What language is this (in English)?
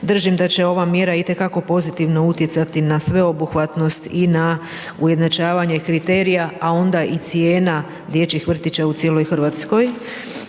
Croatian